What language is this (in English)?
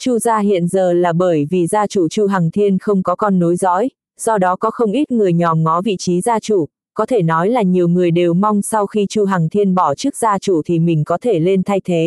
Vietnamese